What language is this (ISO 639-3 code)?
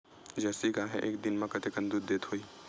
hne